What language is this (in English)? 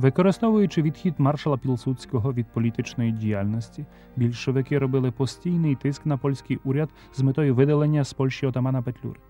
Ukrainian